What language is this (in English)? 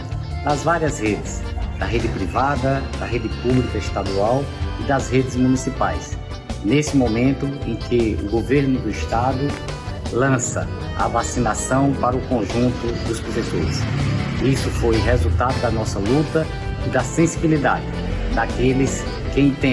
Portuguese